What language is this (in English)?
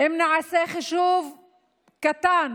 Hebrew